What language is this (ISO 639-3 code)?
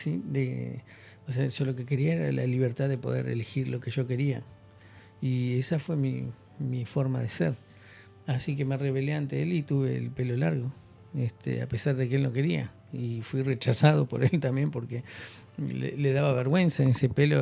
spa